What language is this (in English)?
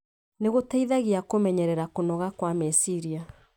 Kikuyu